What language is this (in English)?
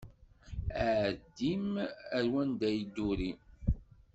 Kabyle